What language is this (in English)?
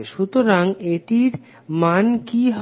Bangla